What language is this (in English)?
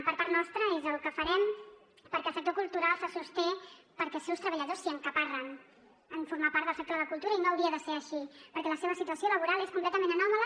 Catalan